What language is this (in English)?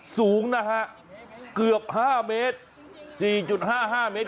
Thai